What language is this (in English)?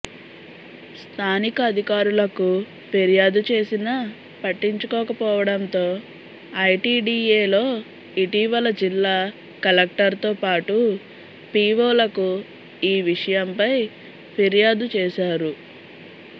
Telugu